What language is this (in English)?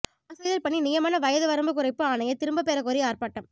Tamil